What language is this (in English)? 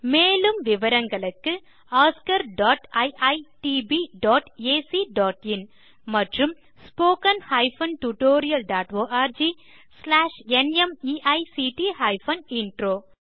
Tamil